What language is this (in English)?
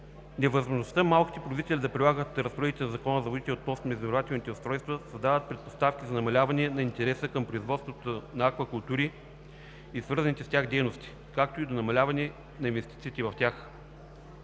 Bulgarian